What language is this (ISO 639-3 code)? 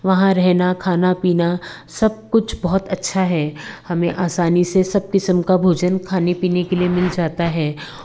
hin